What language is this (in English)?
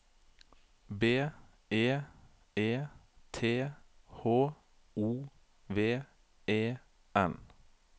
Norwegian